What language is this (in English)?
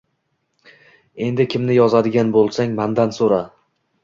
Uzbek